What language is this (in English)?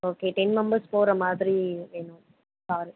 Tamil